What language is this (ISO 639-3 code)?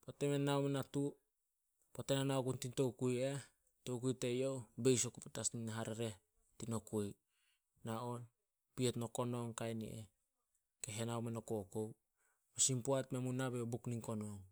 sol